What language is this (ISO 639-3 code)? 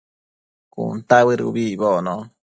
mcf